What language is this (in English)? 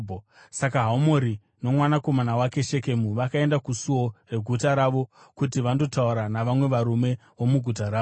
Shona